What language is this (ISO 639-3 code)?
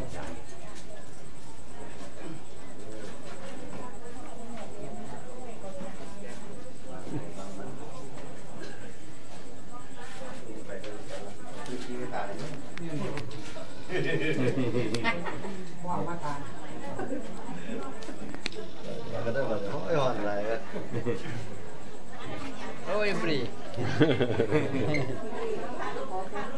tha